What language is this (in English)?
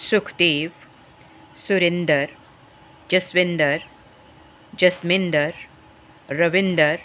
Punjabi